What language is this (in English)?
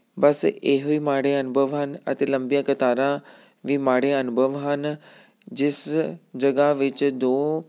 Punjabi